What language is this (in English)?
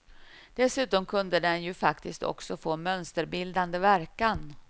Swedish